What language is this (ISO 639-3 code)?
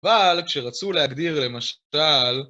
heb